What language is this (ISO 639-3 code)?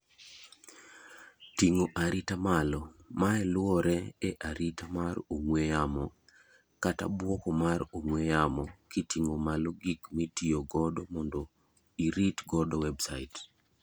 luo